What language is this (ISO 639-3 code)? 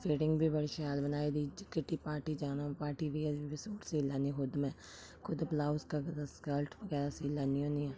doi